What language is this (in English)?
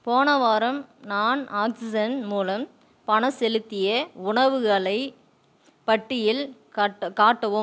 Tamil